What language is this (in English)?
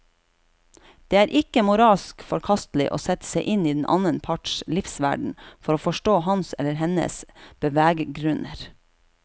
Norwegian